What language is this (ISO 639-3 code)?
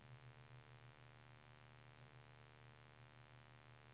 swe